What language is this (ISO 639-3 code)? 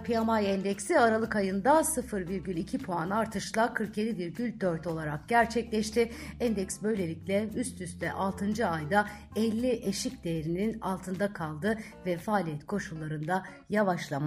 tur